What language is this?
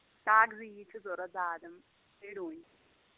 Kashmiri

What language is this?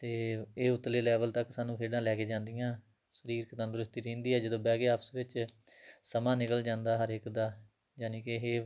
Punjabi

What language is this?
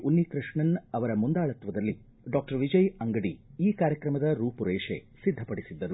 Kannada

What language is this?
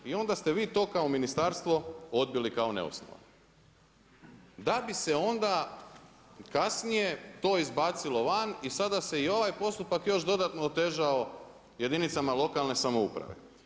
Croatian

